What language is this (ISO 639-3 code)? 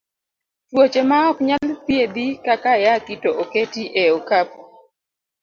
luo